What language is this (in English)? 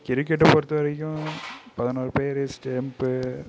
Tamil